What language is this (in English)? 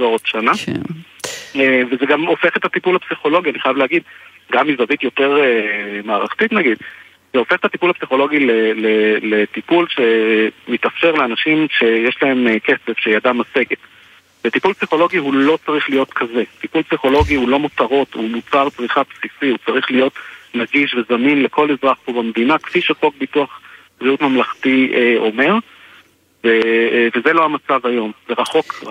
Hebrew